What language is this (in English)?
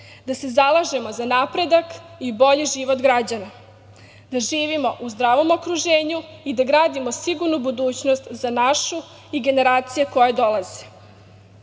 Serbian